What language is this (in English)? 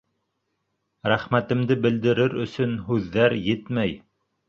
Bashkir